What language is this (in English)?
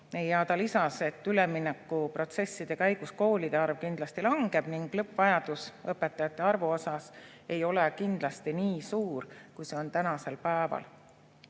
Estonian